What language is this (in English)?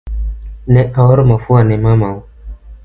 Luo (Kenya and Tanzania)